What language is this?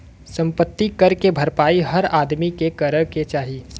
Bhojpuri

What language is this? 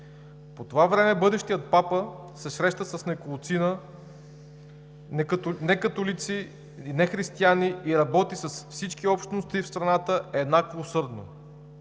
Bulgarian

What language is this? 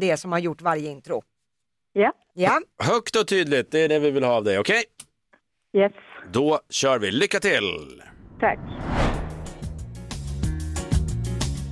Swedish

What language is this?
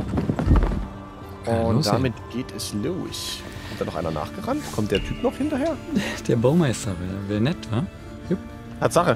German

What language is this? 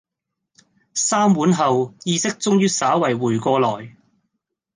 Cantonese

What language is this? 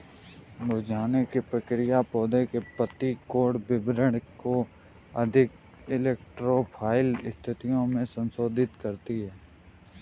Hindi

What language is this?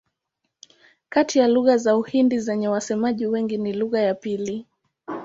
Swahili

